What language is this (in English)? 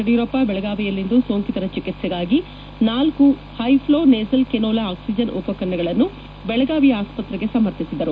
Kannada